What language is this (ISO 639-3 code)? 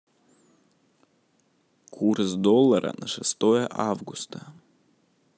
rus